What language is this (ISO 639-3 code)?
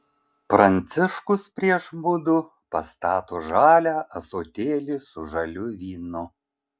lit